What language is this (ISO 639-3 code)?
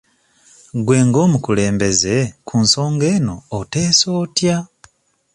lug